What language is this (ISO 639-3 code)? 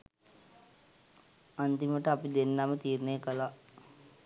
sin